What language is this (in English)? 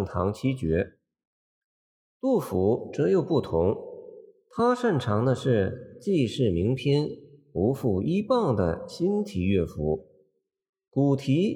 Chinese